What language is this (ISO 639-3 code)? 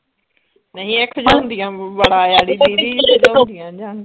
pan